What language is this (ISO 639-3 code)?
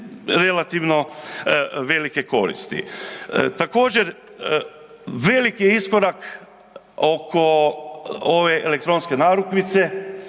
hrv